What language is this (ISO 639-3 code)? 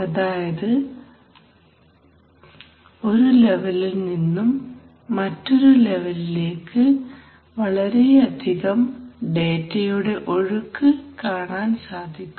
mal